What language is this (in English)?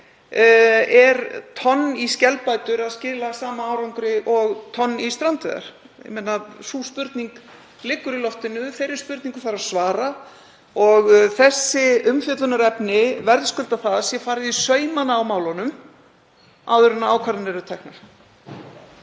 Icelandic